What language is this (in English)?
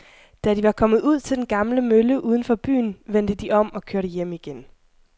Danish